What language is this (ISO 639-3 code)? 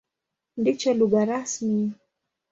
swa